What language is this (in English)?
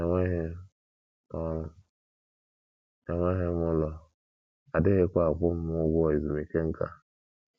Igbo